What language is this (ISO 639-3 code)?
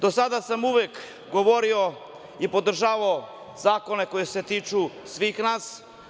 srp